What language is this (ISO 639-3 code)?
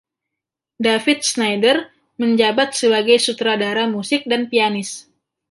ind